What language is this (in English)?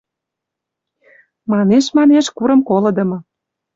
Western Mari